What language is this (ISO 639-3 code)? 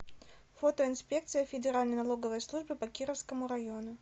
rus